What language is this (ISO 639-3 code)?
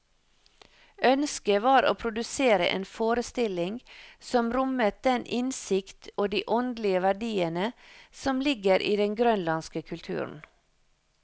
nor